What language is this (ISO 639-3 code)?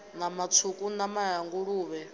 ven